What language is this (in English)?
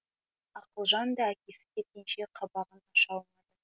Kazakh